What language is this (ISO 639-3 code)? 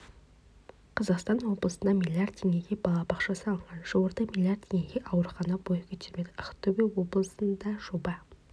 kaz